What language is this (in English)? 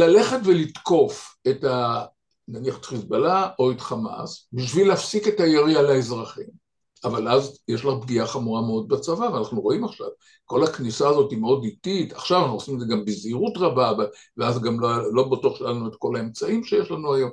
Hebrew